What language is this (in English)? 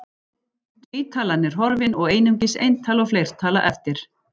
Icelandic